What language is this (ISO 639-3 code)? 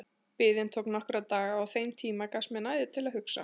isl